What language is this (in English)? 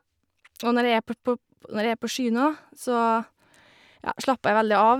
Norwegian